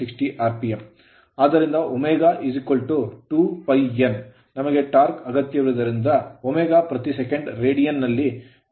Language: Kannada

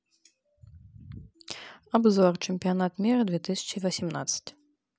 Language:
Russian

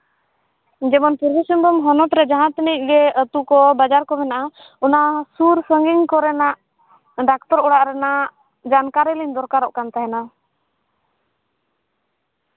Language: Santali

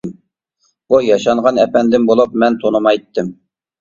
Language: Uyghur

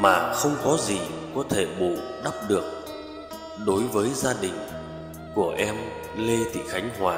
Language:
Vietnamese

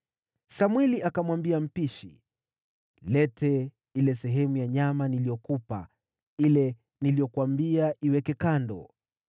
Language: Swahili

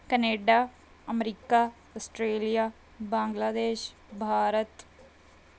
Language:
Punjabi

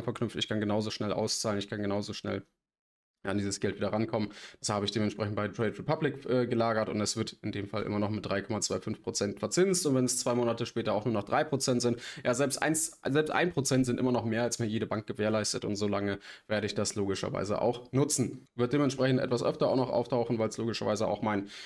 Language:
German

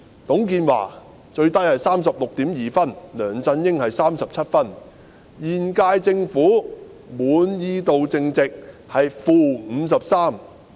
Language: Cantonese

